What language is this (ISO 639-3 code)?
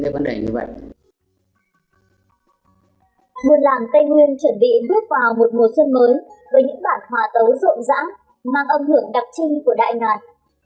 vie